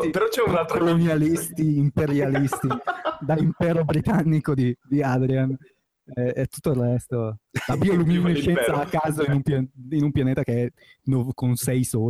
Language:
Italian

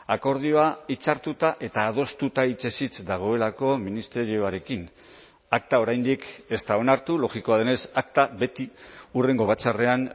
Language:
Basque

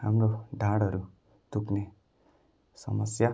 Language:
Nepali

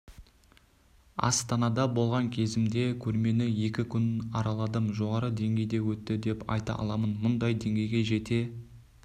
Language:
Kazakh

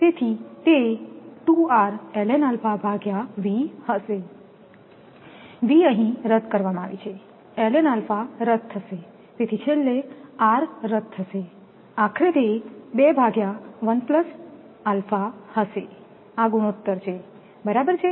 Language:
Gujarati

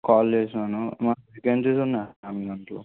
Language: Telugu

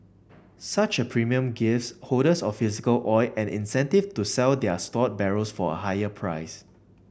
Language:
English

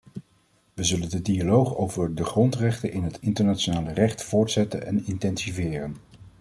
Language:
Dutch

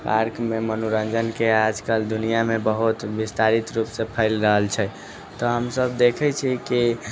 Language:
Maithili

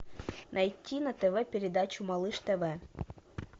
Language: Russian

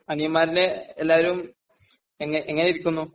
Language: Malayalam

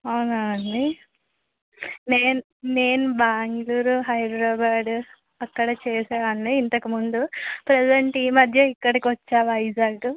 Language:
Telugu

